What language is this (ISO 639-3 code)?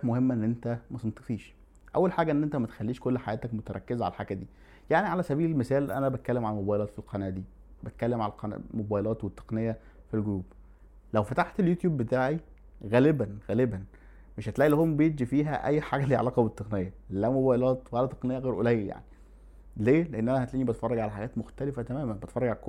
ara